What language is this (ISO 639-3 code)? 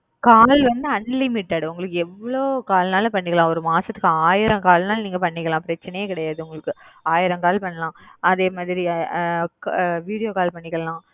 tam